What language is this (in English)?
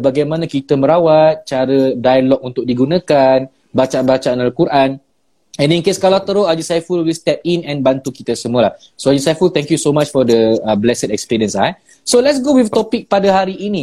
Malay